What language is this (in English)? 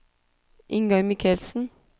Norwegian